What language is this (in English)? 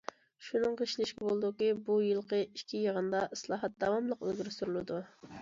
Uyghur